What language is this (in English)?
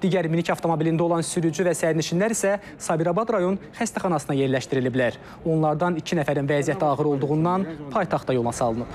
Turkish